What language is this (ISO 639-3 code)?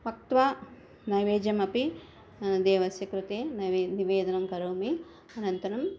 san